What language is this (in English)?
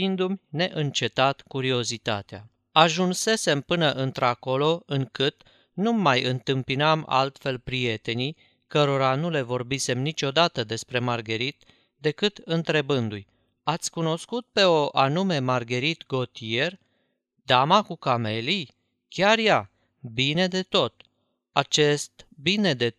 Romanian